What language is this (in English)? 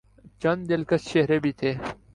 Urdu